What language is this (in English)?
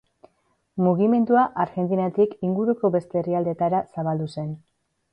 Basque